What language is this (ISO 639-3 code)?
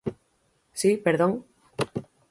glg